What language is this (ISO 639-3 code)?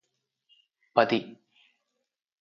tel